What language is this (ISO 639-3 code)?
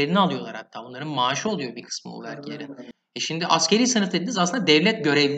tur